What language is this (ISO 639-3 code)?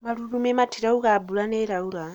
kik